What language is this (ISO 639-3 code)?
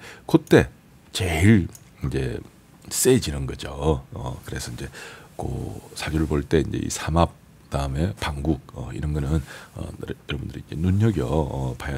kor